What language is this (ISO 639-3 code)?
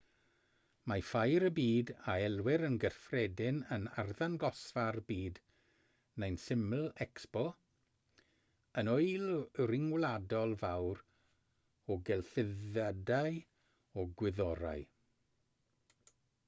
cym